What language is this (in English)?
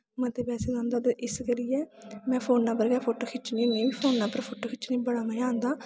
Dogri